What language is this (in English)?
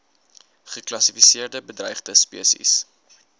Afrikaans